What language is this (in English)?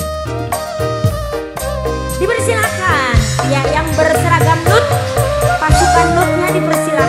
Indonesian